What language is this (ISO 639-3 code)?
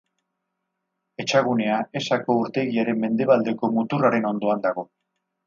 eus